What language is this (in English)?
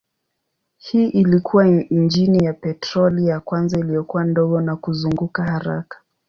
Swahili